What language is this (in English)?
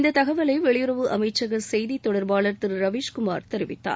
Tamil